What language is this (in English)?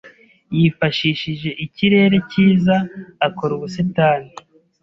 Kinyarwanda